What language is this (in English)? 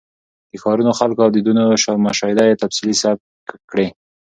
Pashto